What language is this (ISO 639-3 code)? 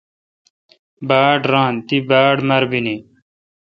xka